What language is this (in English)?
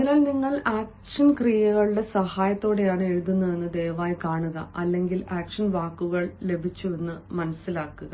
Malayalam